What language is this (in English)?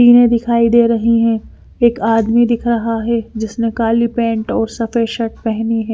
Hindi